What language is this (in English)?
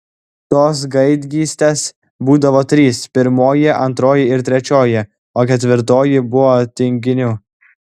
Lithuanian